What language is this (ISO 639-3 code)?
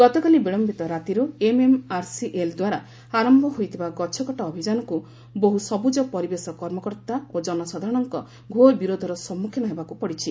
ori